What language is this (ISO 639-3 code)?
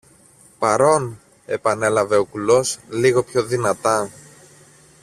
ell